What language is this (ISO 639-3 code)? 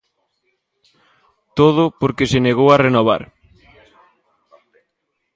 glg